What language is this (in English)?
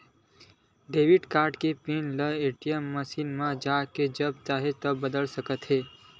Chhattisgarhi